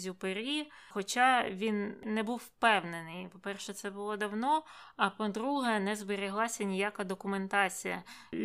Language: Ukrainian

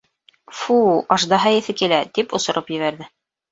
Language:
Bashkir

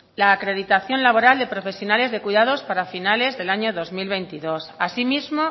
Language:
Spanish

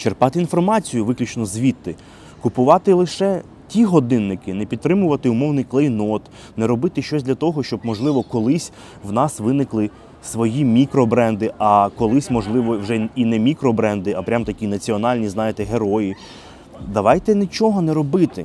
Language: Ukrainian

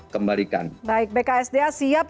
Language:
Indonesian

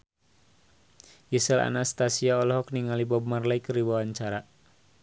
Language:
Sundanese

